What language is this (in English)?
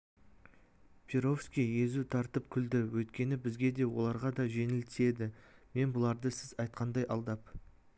Kazakh